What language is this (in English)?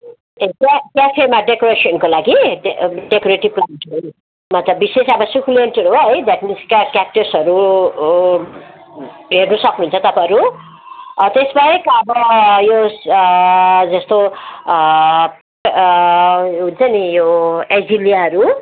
Nepali